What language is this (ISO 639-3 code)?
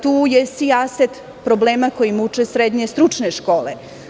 srp